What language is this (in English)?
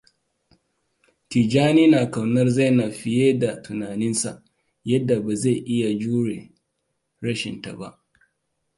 Hausa